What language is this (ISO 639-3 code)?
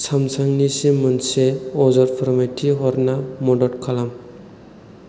brx